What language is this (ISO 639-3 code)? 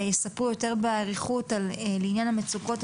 heb